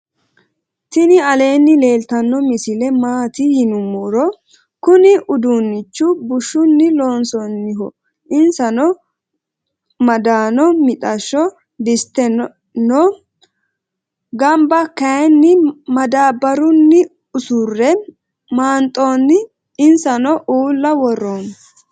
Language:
Sidamo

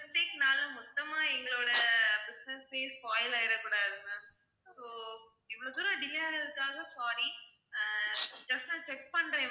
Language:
Tamil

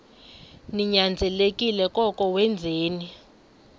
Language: Xhosa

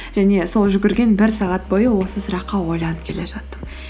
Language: Kazakh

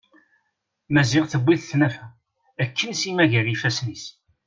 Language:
Kabyle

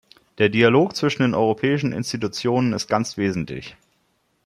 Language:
German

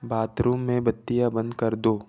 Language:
Hindi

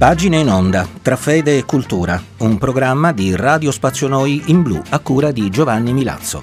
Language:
Italian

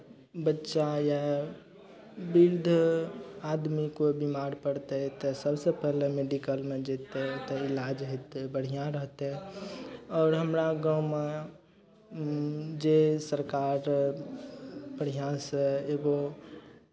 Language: Maithili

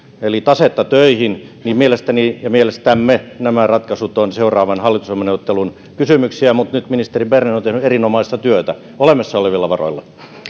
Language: Finnish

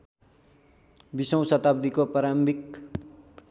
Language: Nepali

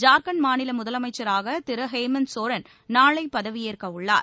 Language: Tamil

